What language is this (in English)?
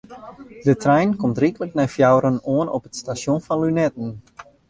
Western Frisian